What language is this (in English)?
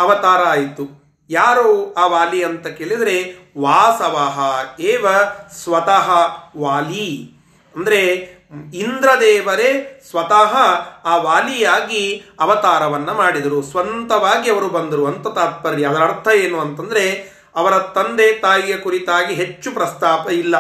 Kannada